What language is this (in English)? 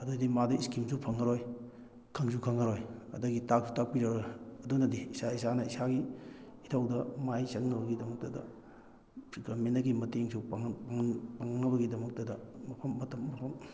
Manipuri